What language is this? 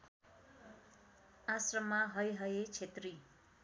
Nepali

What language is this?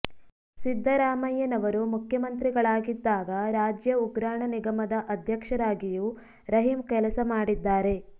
Kannada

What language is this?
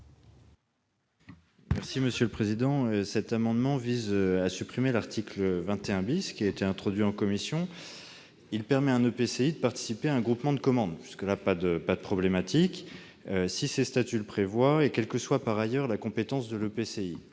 French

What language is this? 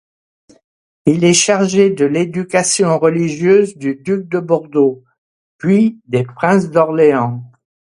French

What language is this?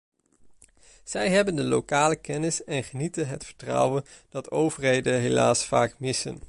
Dutch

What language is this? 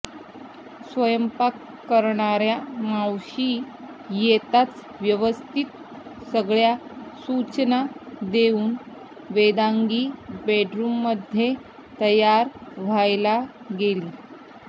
Marathi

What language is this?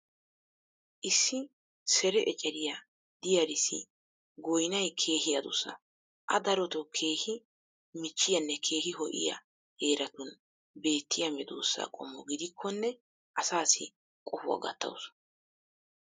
Wolaytta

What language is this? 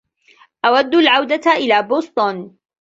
Arabic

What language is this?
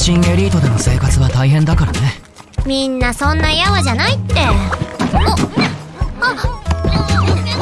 Japanese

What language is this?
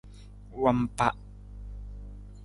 Nawdm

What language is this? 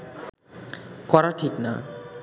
Bangla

